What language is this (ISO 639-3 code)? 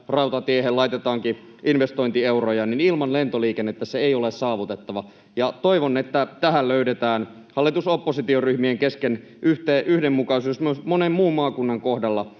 fin